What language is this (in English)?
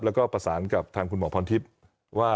Thai